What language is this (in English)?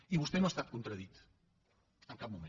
Catalan